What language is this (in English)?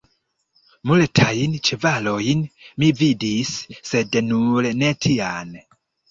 Esperanto